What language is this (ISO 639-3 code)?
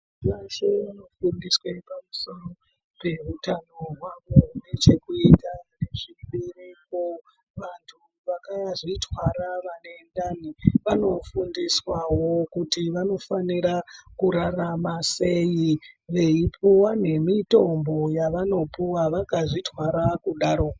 ndc